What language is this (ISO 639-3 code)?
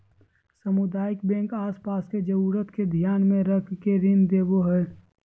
mag